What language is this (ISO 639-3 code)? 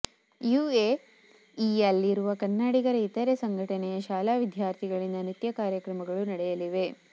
kan